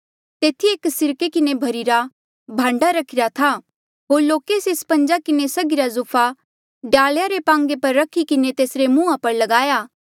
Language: Mandeali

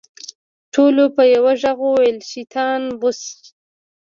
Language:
Pashto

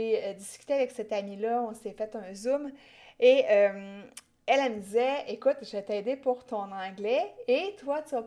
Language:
French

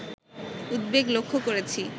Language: Bangla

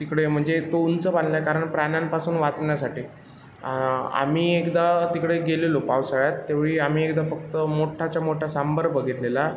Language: Marathi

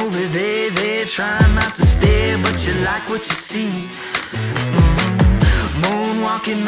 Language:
English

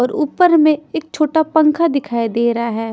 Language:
Hindi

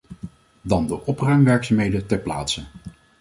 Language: Dutch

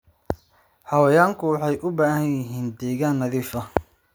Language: Somali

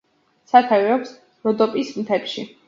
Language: Georgian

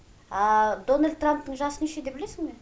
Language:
Kazakh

